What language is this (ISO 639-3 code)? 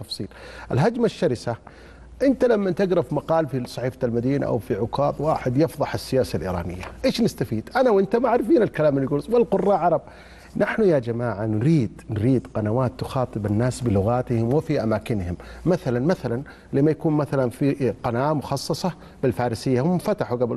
ara